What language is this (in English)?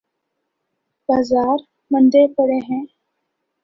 Urdu